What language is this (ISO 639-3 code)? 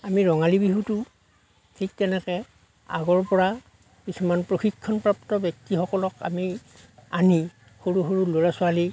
asm